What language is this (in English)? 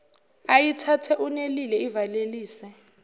Zulu